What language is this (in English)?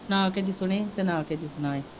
Punjabi